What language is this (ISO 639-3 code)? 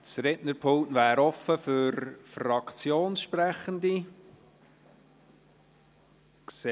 gsw